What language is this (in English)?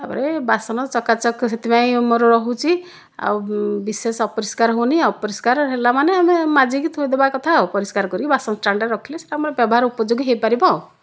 Odia